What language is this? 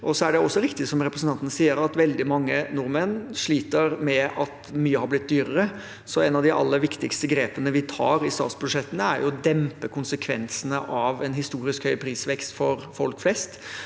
Norwegian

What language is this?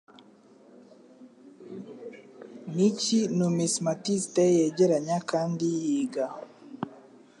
Kinyarwanda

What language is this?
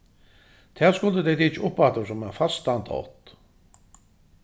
Faroese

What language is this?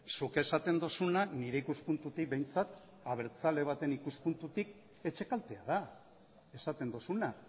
Basque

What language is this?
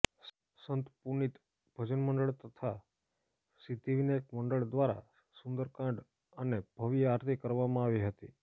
Gujarati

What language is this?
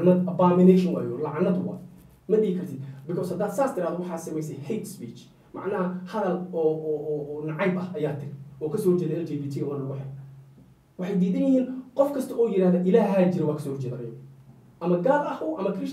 Arabic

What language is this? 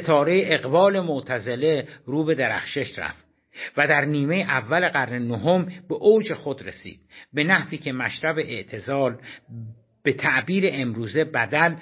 Persian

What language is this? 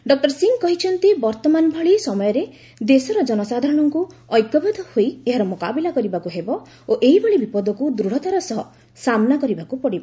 Odia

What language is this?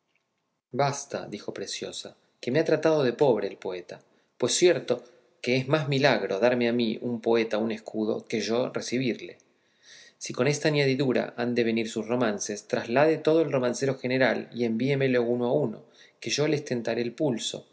Spanish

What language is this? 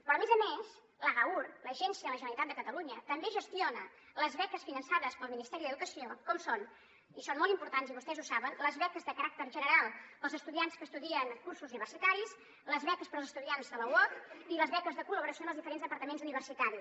Catalan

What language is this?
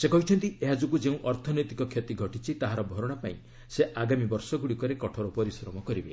Odia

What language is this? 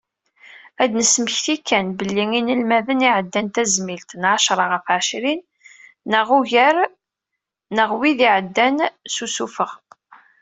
Kabyle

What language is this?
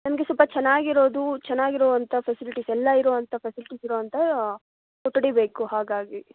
Kannada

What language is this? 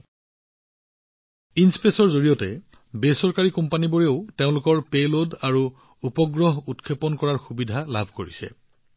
Assamese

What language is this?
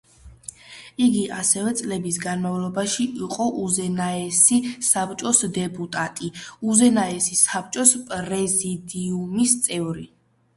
Georgian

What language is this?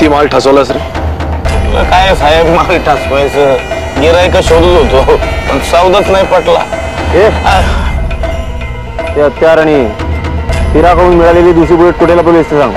Hindi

